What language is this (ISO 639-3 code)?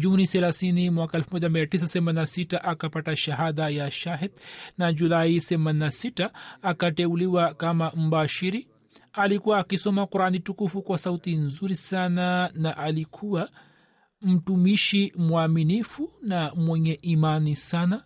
swa